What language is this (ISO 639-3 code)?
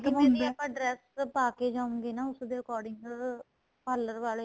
pan